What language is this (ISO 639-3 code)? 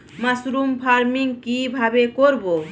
ben